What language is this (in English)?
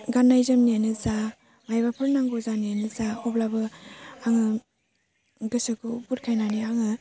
Bodo